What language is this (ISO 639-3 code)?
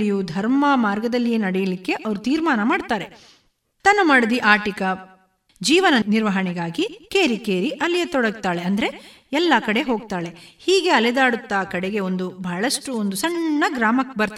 kan